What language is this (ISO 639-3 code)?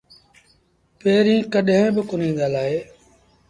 sbn